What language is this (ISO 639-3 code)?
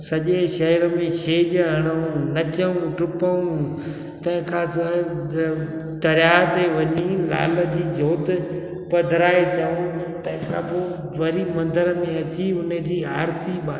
snd